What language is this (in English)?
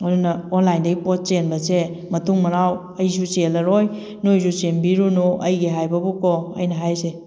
Manipuri